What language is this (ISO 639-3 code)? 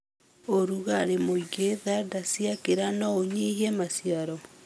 kik